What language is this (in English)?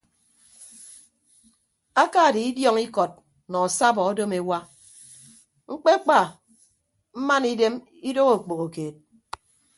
Ibibio